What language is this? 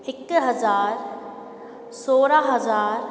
Sindhi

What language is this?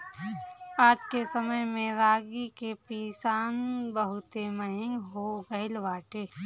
Bhojpuri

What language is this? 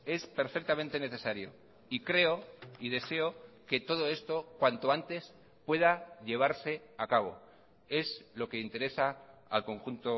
Spanish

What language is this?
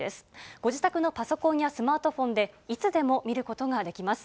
Japanese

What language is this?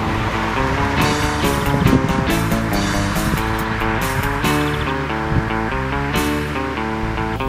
Czech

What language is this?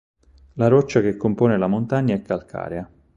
Italian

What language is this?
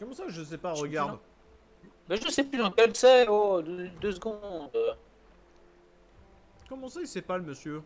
French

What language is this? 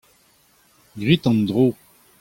Breton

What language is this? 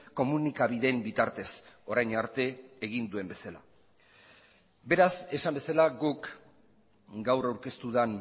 Basque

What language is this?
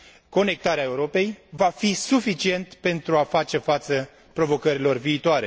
Romanian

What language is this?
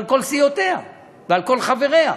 Hebrew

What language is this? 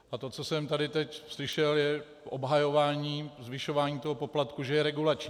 Czech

